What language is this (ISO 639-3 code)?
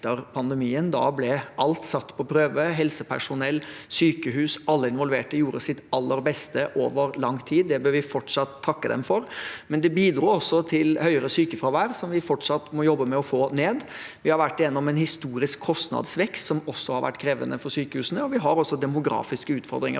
nor